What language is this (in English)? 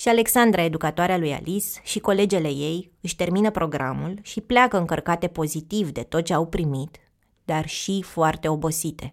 Romanian